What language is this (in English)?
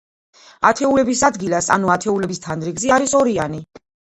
Georgian